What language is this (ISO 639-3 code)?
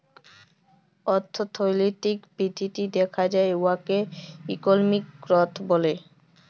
ben